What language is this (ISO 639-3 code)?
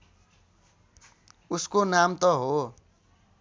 nep